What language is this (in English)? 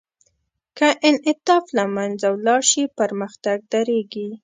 Pashto